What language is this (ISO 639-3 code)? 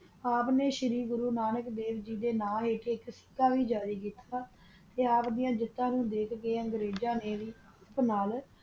pan